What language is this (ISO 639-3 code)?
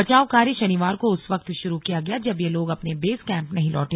hin